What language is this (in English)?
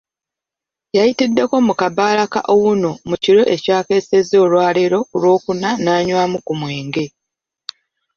Ganda